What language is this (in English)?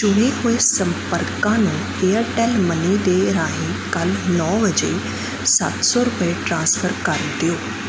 Punjabi